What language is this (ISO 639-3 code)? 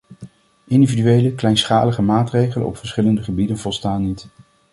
nld